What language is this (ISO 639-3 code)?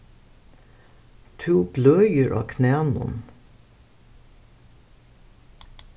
fao